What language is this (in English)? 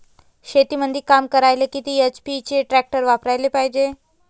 Marathi